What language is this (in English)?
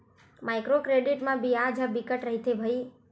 Chhattisgarhi